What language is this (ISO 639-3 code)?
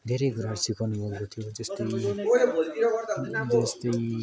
nep